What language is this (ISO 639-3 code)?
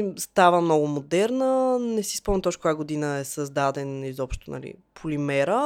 bul